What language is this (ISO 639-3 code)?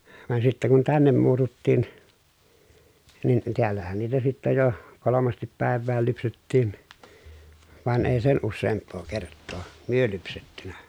fin